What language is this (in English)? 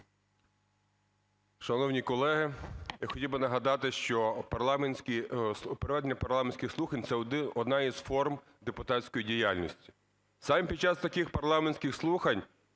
Ukrainian